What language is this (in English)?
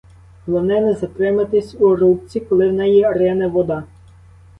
Ukrainian